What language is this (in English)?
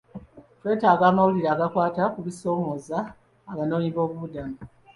Ganda